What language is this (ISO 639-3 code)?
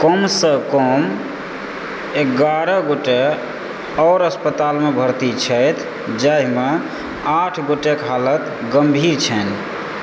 mai